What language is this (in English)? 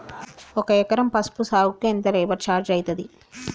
Telugu